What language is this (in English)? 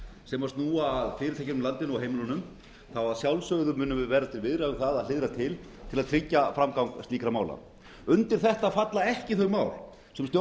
Icelandic